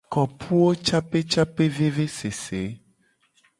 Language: Gen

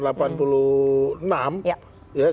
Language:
Indonesian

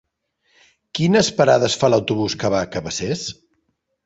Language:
Catalan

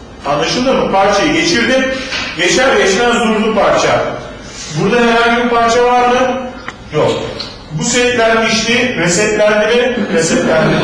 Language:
Turkish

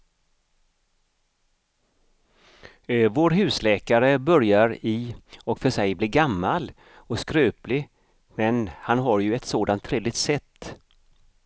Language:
Swedish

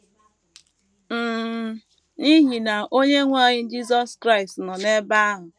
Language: Igbo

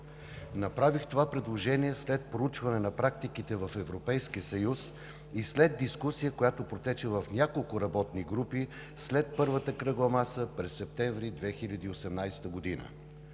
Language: Bulgarian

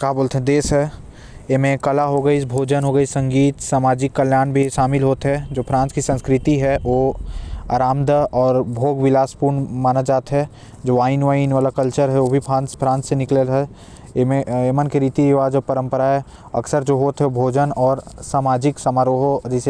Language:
Korwa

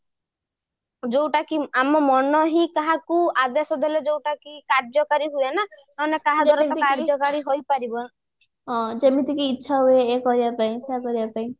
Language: Odia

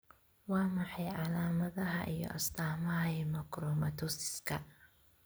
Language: Somali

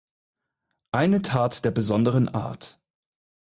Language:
German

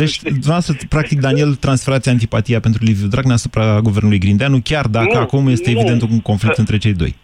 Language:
Romanian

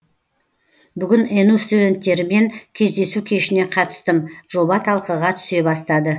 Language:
Kazakh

